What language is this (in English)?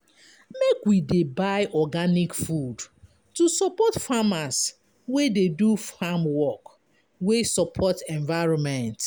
Nigerian Pidgin